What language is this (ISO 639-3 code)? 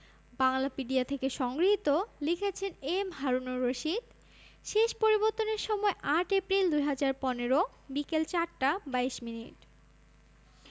ben